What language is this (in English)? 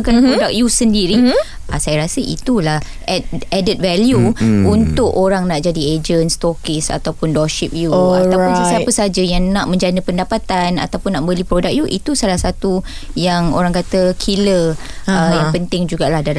Malay